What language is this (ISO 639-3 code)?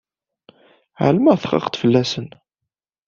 kab